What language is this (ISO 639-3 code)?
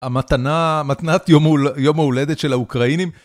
heb